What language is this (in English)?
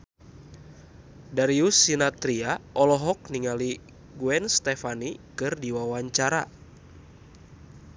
Sundanese